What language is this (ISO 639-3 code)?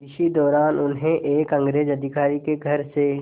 hin